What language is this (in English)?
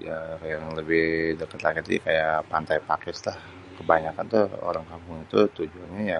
Betawi